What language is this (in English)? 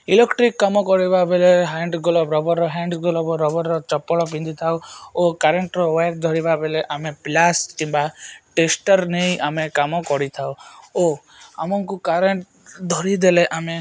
Odia